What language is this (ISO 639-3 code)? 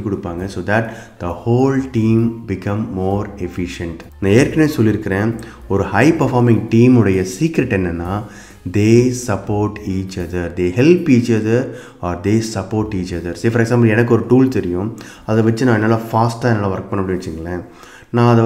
tam